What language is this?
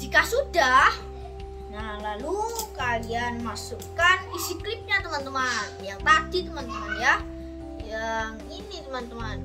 Indonesian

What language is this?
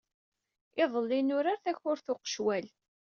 Kabyle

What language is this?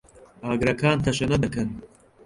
Central Kurdish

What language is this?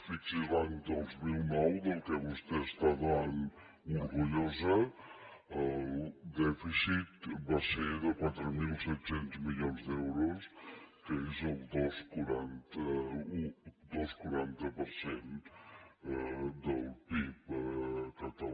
Catalan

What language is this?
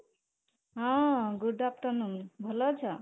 Odia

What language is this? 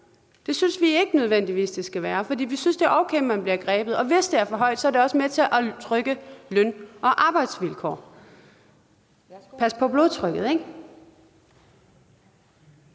Danish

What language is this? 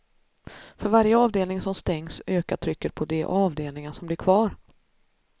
Swedish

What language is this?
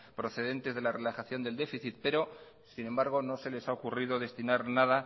Spanish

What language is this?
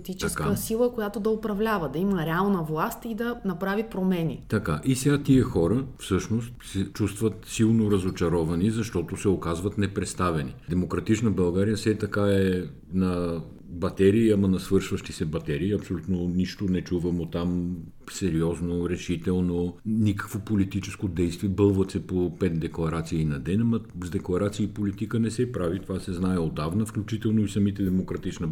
Bulgarian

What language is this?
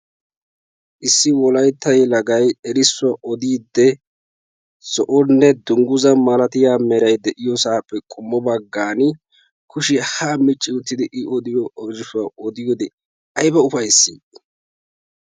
Wolaytta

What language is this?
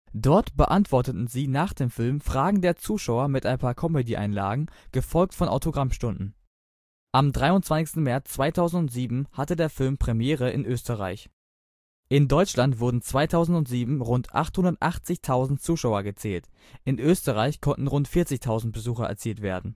German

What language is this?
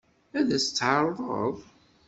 Kabyle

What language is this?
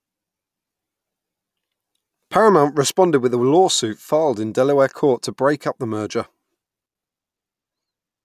English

